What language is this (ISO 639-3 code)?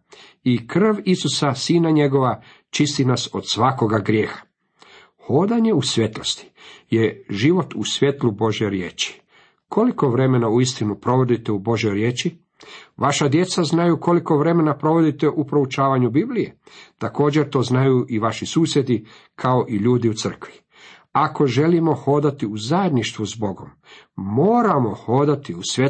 hrv